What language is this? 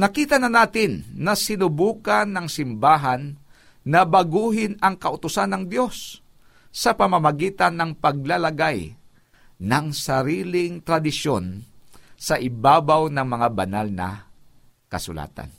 Filipino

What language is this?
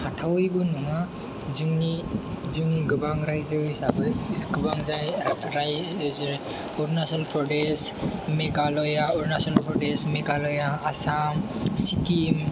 Bodo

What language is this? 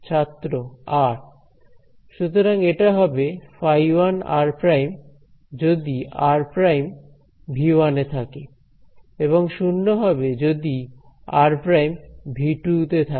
Bangla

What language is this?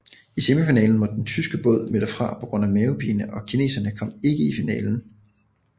Danish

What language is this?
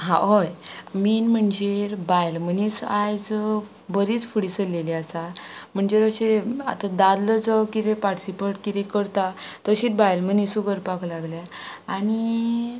Konkani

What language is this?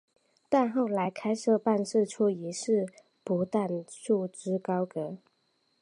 Chinese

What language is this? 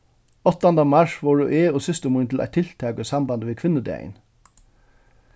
Faroese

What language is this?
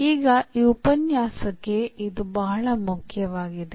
Kannada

